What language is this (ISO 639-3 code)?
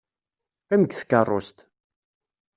kab